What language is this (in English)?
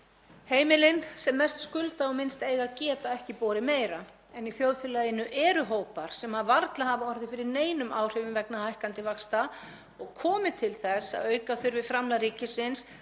Icelandic